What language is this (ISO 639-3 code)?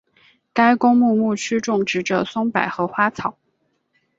zho